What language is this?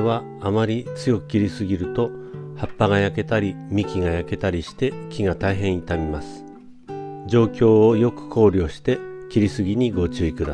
Japanese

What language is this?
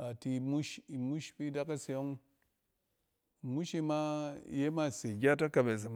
Cen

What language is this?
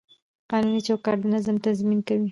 Pashto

